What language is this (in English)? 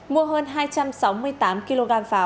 Vietnamese